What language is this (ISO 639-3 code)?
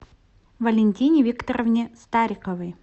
rus